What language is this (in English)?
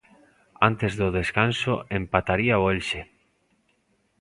Galician